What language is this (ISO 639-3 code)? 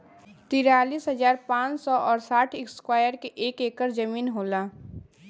bho